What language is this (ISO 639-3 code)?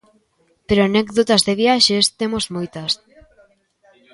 glg